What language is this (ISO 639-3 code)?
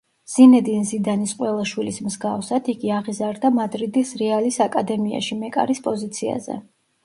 kat